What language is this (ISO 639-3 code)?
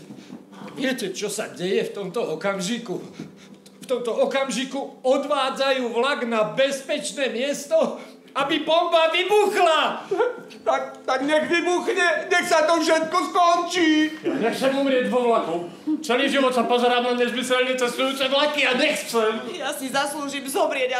pol